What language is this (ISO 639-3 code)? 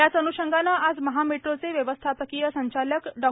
mar